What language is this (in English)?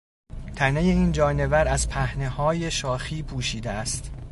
Persian